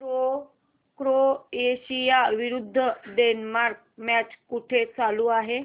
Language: Marathi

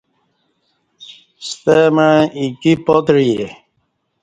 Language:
Kati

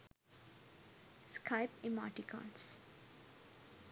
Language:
Sinhala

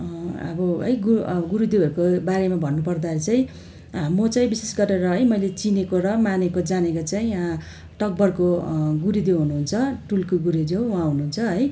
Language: Nepali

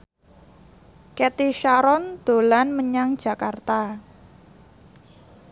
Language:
Javanese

